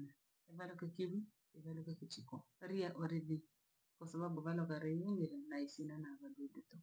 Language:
Langi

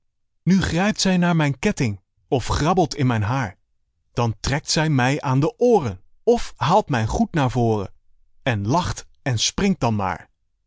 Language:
Dutch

